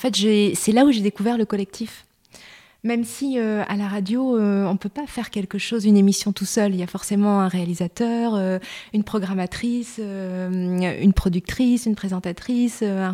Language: French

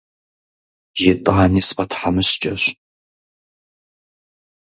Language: Kabardian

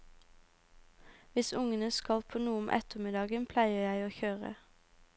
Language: Norwegian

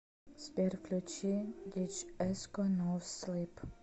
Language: Russian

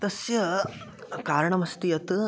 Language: Sanskrit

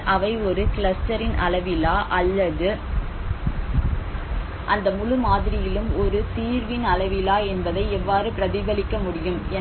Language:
Tamil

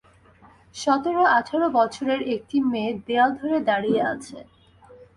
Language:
Bangla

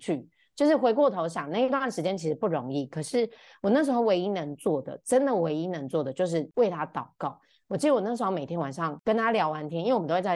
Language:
Chinese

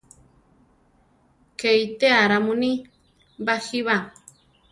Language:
Central Tarahumara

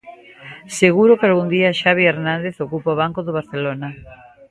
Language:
Galician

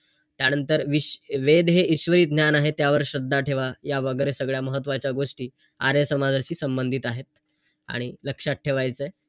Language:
Marathi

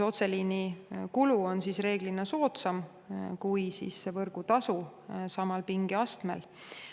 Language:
Estonian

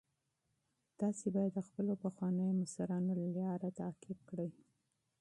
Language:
Pashto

